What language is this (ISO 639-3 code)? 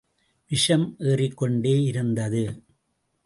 tam